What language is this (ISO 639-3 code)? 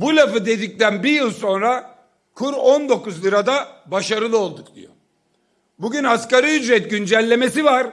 tur